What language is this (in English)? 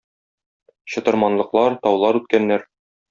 Tatar